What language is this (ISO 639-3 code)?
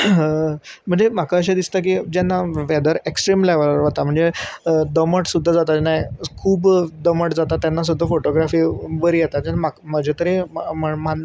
kok